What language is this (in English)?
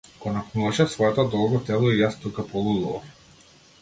Macedonian